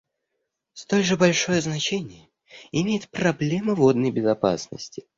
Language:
Russian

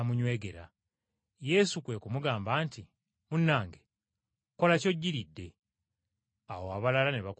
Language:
Ganda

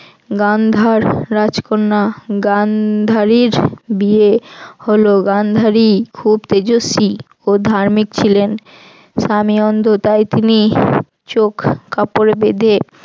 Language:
Bangla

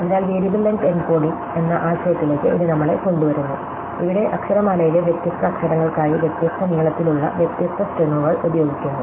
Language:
Malayalam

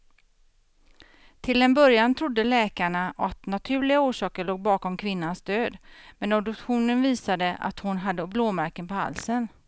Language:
Swedish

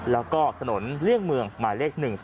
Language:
Thai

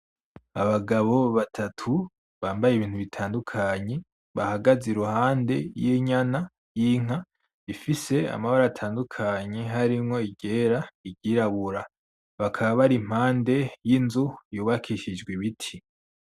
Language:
Rundi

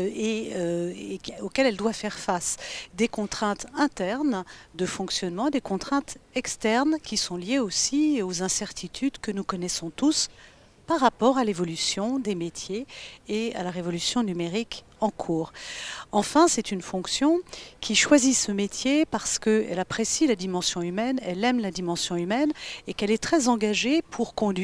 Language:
French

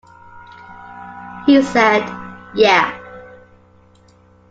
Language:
English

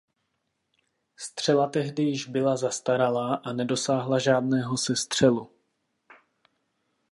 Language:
Czech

